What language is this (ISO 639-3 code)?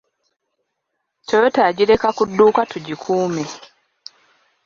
lug